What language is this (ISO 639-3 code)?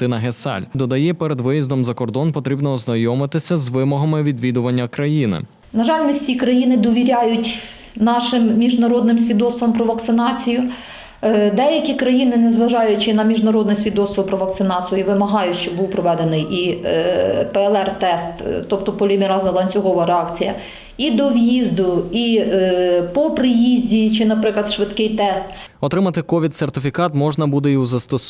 ukr